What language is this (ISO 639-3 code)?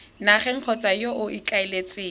tsn